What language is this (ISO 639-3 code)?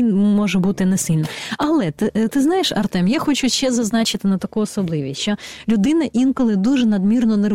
ukr